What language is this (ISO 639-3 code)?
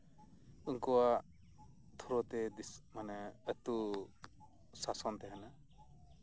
sat